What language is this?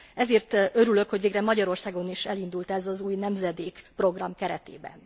Hungarian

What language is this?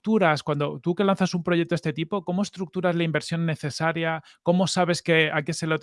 Spanish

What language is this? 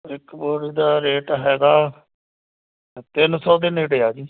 Punjabi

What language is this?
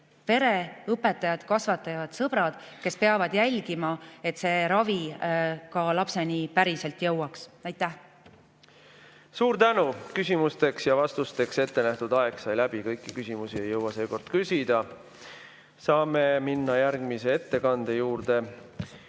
Estonian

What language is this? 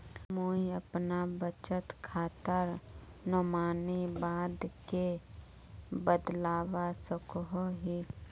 Magahi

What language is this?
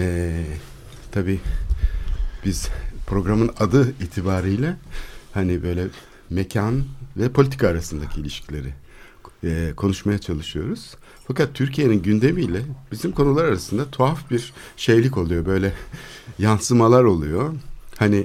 Turkish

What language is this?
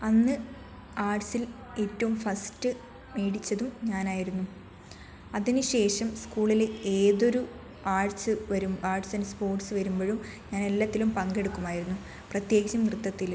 Malayalam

